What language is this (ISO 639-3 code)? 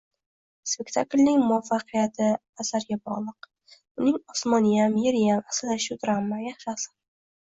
uzb